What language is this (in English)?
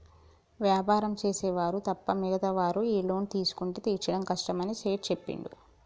Telugu